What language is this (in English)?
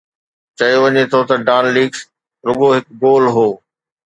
Sindhi